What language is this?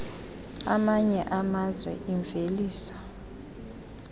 Xhosa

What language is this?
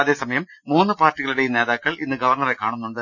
Malayalam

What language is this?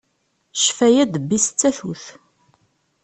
Kabyle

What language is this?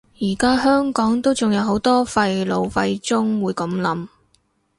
Cantonese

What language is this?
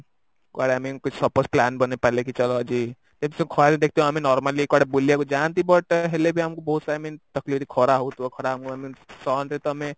Odia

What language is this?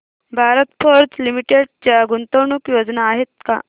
Marathi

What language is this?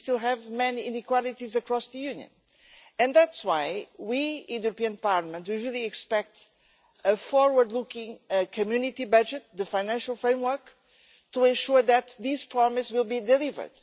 English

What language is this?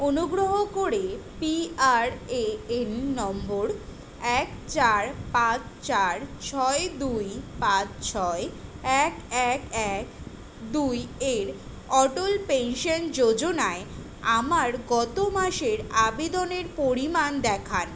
Bangla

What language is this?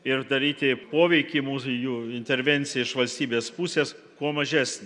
Lithuanian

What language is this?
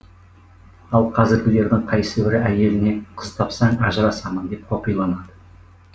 Kazakh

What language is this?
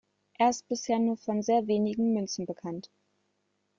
German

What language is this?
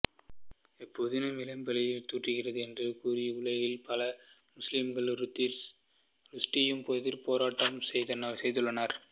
Tamil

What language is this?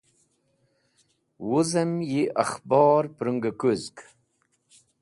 Wakhi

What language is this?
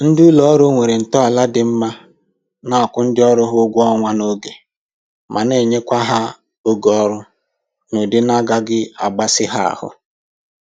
Igbo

